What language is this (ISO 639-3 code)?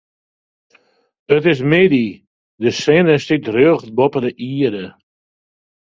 fry